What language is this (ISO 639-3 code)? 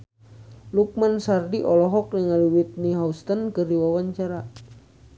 sun